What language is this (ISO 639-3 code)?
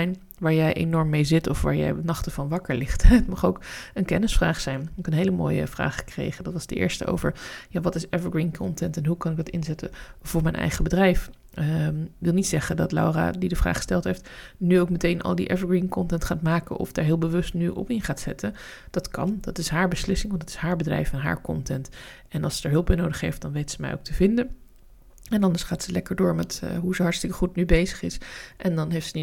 nld